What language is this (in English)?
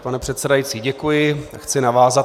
Czech